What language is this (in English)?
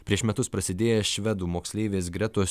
Lithuanian